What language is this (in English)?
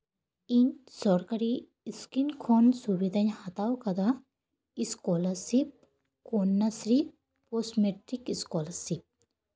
Santali